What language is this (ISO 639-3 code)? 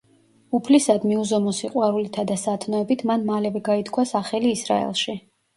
kat